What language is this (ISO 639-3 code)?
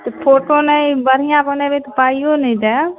mai